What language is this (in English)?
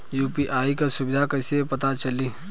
Bhojpuri